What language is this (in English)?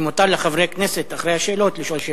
Hebrew